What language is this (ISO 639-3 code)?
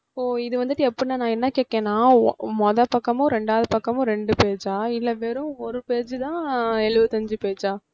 tam